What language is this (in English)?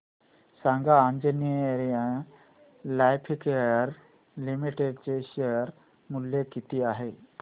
Marathi